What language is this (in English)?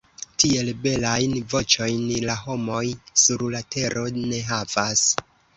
Esperanto